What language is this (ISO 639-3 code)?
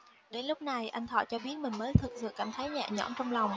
vie